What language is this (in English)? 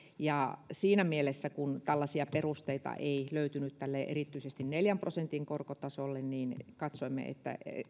Finnish